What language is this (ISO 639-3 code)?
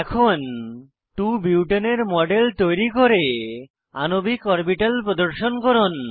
ben